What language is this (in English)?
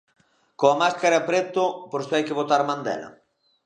Galician